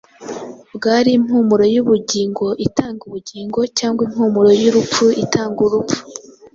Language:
Kinyarwanda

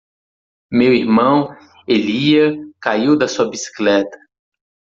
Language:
Portuguese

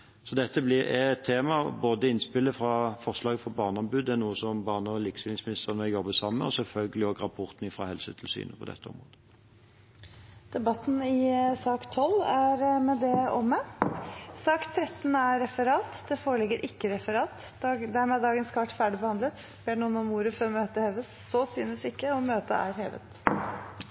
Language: Norwegian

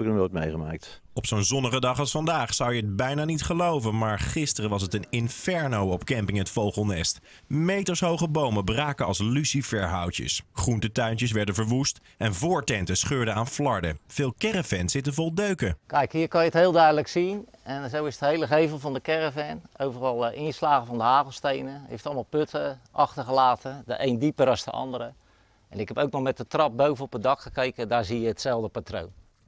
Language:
Dutch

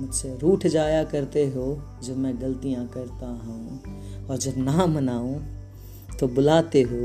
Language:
Hindi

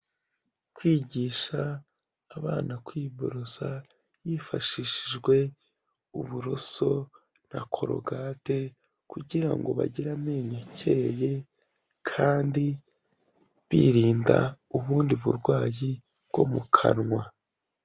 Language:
Kinyarwanda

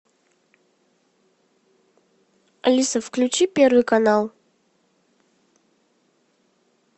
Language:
Russian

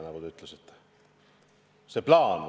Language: Estonian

